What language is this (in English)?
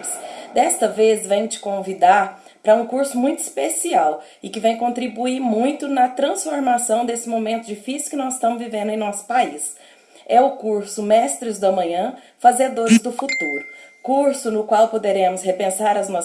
Portuguese